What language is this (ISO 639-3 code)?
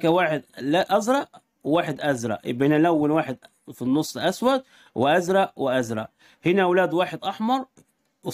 ara